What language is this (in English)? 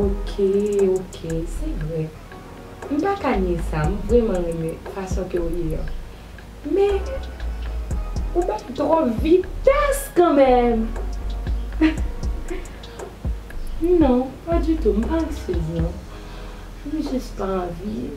French